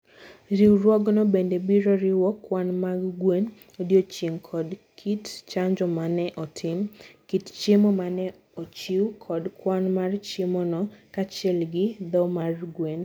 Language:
Luo (Kenya and Tanzania)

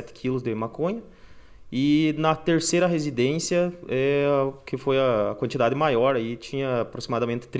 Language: Portuguese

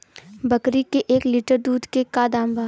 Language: Bhojpuri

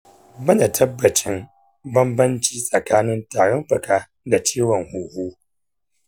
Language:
Hausa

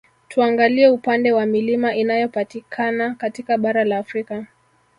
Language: Swahili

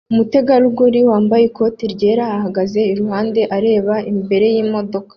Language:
Kinyarwanda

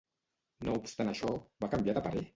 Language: Catalan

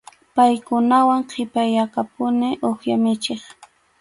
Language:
Arequipa-La Unión Quechua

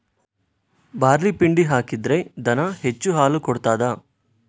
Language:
Kannada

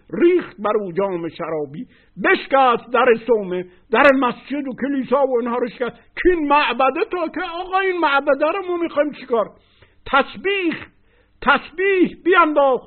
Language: Persian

